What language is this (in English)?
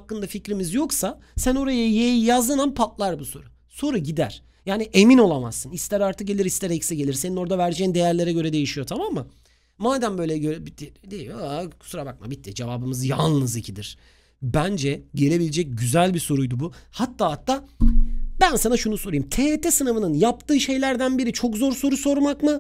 Turkish